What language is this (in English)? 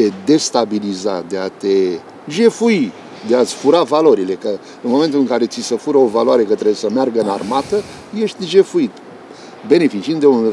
Romanian